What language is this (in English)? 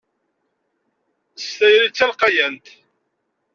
Kabyle